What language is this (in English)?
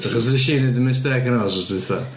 Welsh